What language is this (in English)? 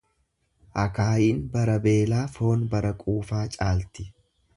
Oromo